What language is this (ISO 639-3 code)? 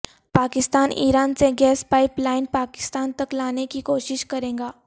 urd